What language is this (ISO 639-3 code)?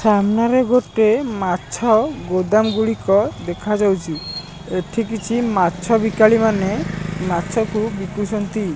ori